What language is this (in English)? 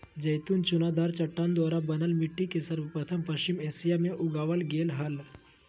Magahi